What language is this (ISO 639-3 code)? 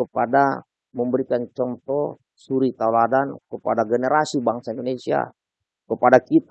ind